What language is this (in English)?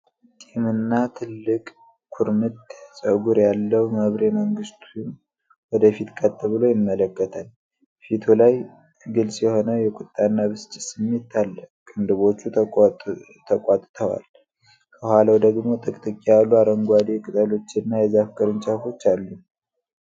Amharic